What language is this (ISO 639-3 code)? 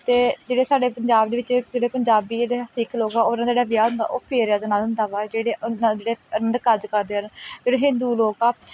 pan